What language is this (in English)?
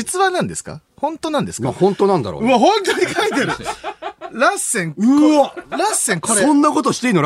Japanese